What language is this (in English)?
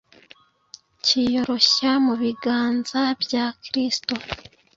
Kinyarwanda